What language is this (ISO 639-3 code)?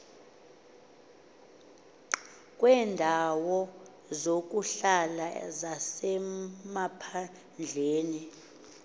xho